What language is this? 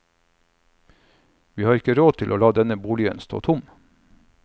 Norwegian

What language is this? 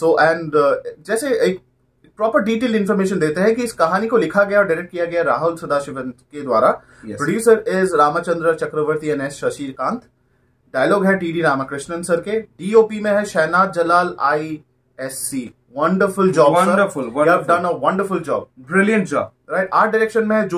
Hindi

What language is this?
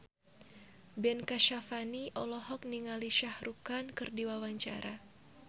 Sundanese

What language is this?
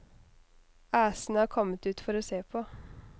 Norwegian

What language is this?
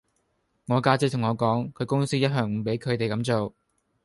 Cantonese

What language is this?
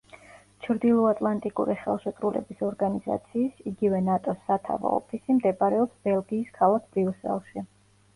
Georgian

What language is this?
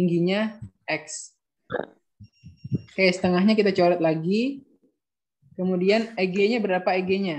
Indonesian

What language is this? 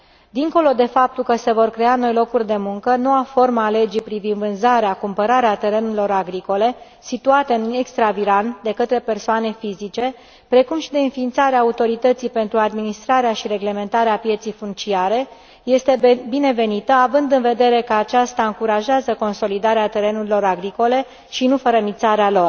Romanian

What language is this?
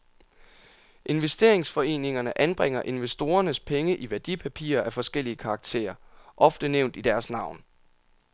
Danish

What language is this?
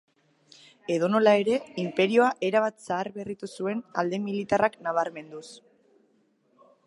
Basque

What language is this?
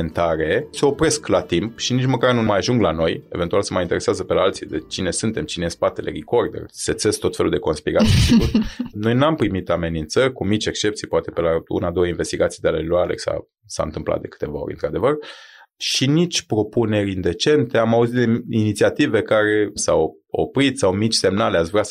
Romanian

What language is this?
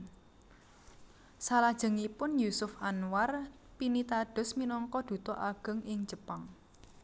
Javanese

